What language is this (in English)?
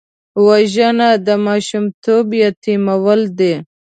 Pashto